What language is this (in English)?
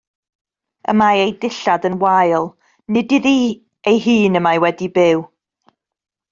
Welsh